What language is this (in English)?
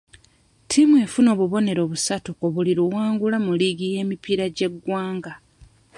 Ganda